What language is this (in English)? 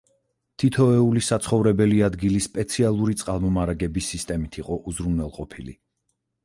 Georgian